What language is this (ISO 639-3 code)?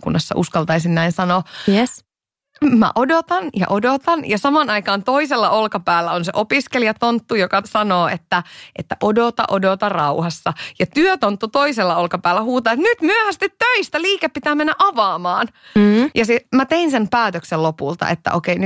fin